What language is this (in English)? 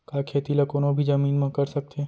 Chhattisgarhi